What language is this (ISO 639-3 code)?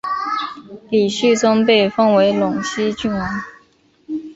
zho